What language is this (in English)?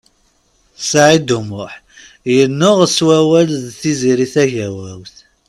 Kabyle